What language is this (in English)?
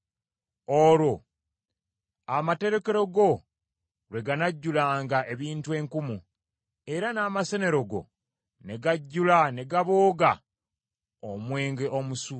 Ganda